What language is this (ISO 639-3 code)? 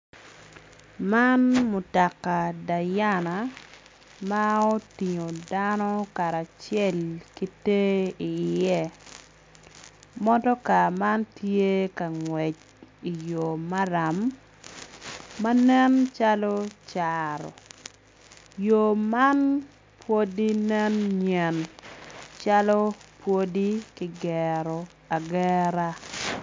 ach